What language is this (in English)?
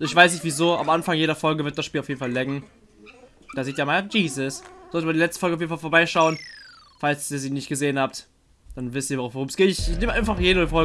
German